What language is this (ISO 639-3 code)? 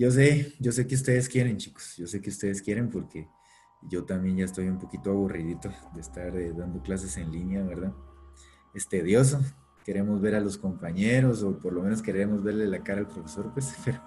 spa